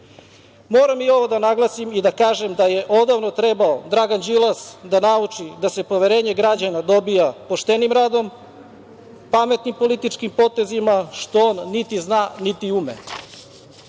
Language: Serbian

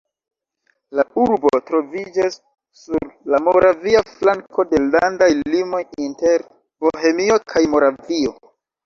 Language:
Esperanto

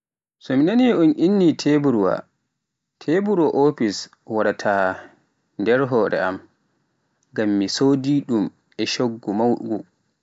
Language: Pular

